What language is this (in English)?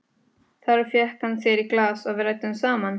Icelandic